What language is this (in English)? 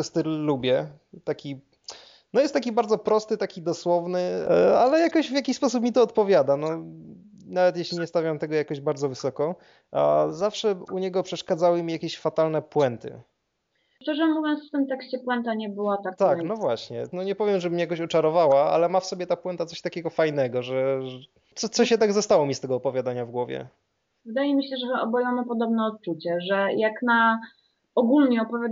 Polish